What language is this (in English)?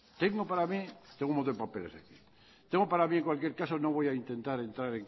Spanish